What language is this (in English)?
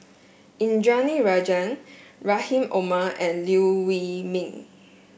English